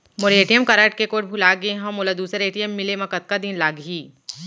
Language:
Chhattisgarhi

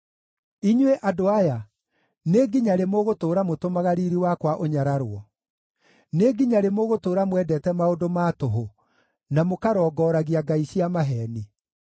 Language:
Kikuyu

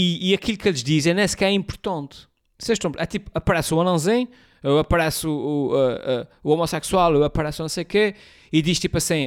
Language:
Portuguese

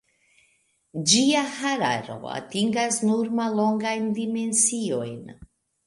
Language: Esperanto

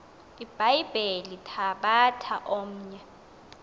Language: Xhosa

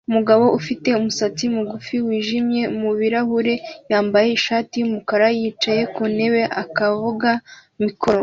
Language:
Kinyarwanda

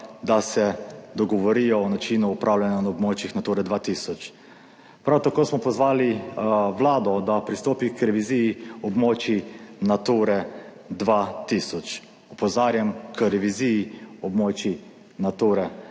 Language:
Slovenian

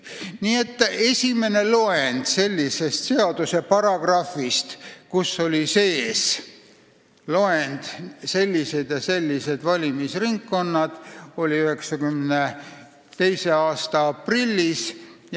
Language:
Estonian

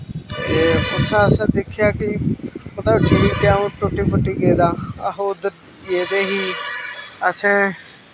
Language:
Dogri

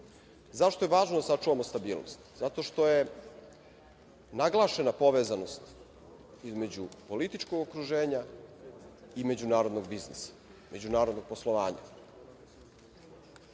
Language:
Serbian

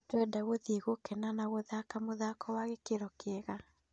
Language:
Kikuyu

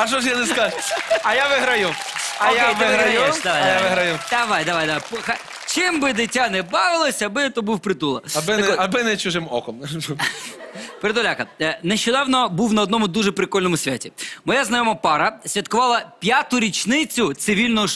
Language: Russian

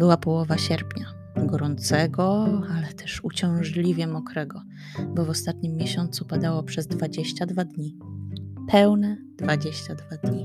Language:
Polish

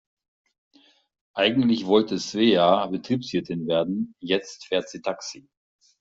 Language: German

